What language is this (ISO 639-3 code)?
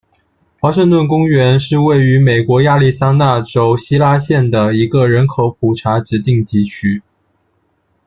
zho